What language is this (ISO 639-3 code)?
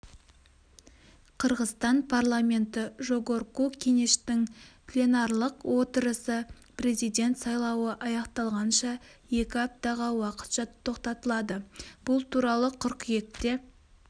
kaz